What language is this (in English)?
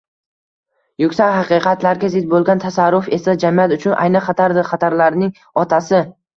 Uzbek